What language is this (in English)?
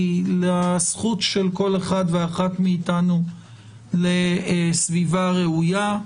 Hebrew